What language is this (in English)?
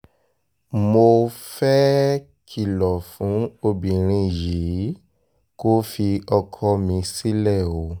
Yoruba